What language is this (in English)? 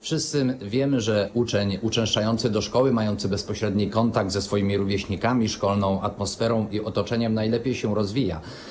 Polish